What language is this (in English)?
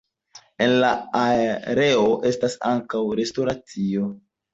Esperanto